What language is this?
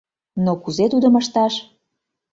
Mari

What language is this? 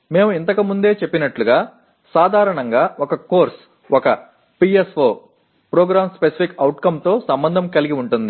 Telugu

